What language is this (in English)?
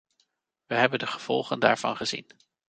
Dutch